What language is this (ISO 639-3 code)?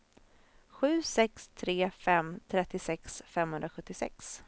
swe